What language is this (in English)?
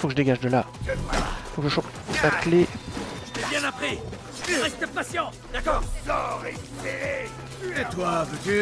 French